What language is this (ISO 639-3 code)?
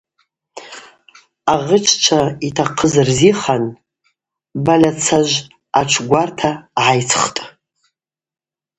abq